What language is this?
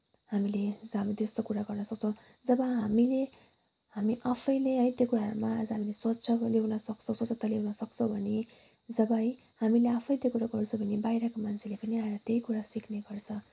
Nepali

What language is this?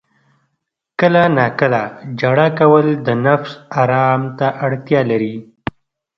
Pashto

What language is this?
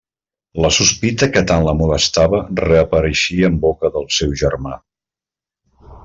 Catalan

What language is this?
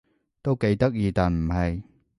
Cantonese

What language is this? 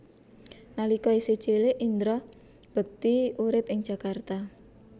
Javanese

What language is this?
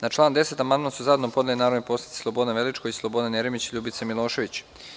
Serbian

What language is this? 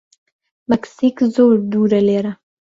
Central Kurdish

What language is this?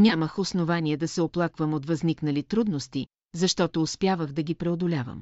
Bulgarian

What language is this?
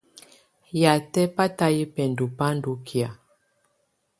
Tunen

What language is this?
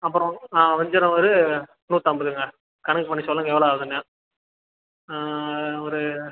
Tamil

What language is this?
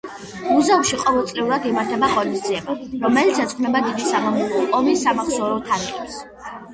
Georgian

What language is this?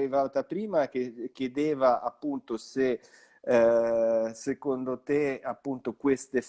Italian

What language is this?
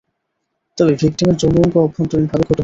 Bangla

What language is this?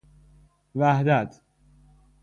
Persian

